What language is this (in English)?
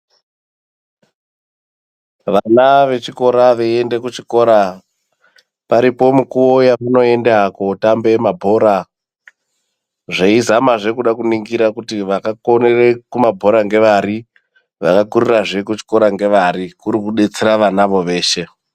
Ndau